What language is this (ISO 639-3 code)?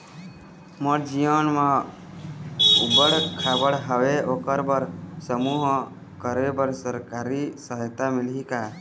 hne